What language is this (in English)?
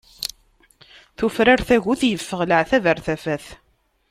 Kabyle